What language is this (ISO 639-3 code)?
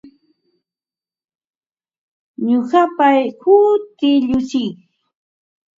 qva